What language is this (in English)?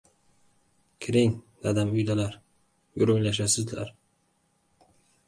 Uzbek